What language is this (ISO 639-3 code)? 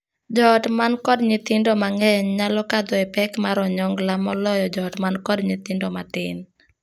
luo